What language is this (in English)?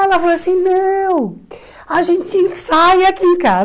Portuguese